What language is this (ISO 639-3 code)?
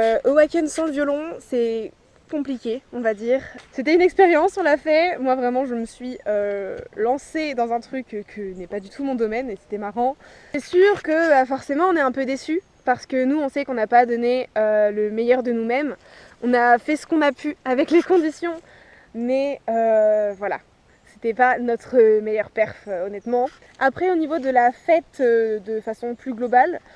fra